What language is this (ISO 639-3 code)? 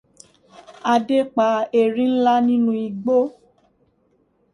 yor